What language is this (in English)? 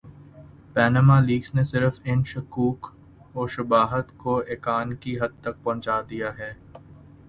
Urdu